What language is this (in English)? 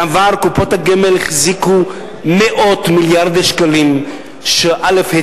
Hebrew